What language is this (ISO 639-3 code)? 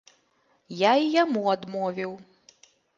bel